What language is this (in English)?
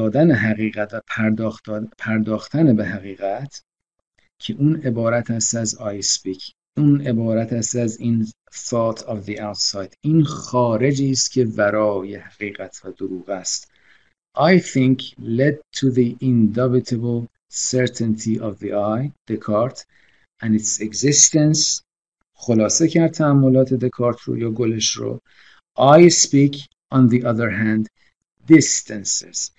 Persian